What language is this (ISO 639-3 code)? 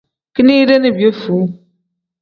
kdh